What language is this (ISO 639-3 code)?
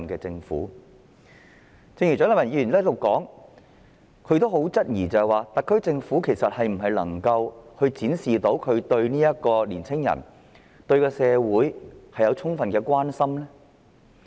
yue